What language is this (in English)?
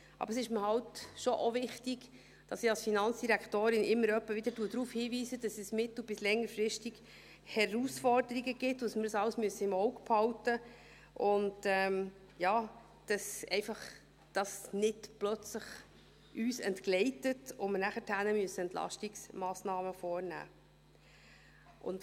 Swiss German